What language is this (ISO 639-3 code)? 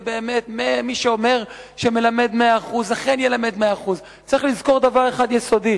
heb